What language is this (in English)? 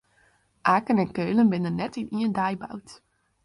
Western Frisian